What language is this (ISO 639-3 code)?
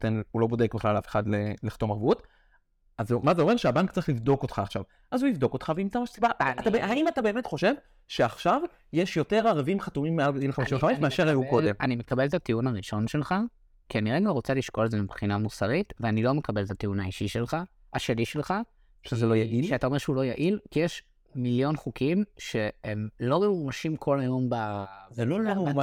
heb